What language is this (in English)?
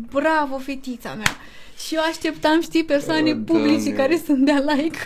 Romanian